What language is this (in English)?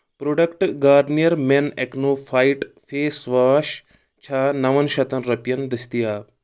Kashmiri